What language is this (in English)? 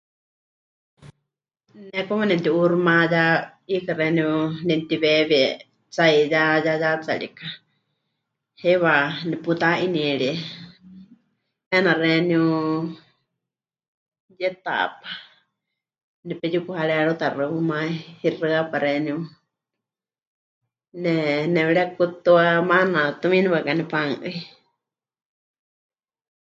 Huichol